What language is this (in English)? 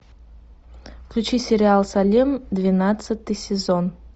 Russian